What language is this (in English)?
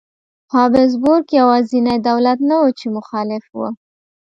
Pashto